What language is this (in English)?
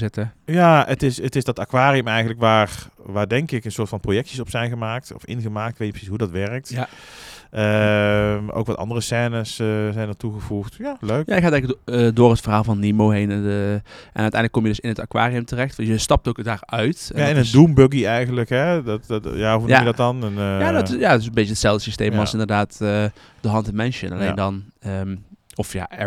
Dutch